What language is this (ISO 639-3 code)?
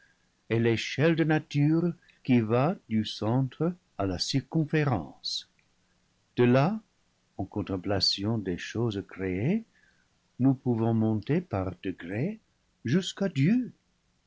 fra